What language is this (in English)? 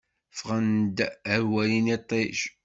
Kabyle